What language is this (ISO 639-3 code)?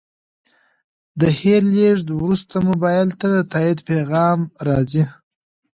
pus